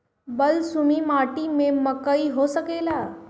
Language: Bhojpuri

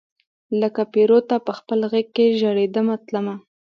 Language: Pashto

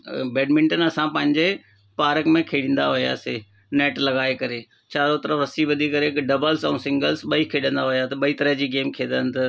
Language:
Sindhi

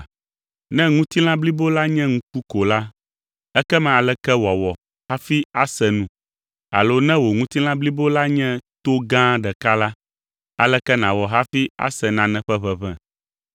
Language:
Ewe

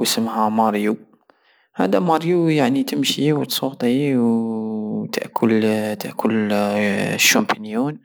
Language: Algerian Saharan Arabic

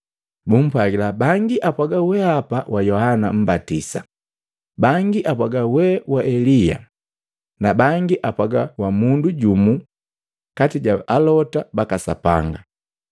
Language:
Matengo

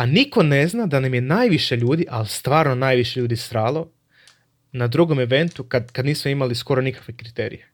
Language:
Croatian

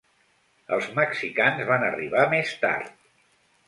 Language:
Catalan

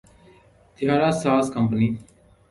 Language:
Urdu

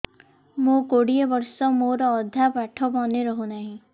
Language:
Odia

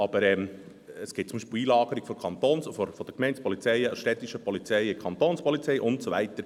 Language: Swiss German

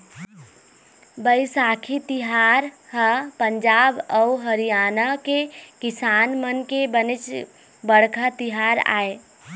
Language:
Chhattisgarhi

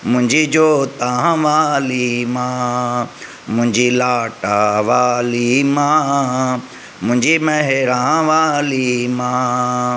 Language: Sindhi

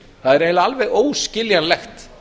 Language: Icelandic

